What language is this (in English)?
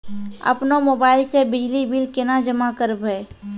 Maithili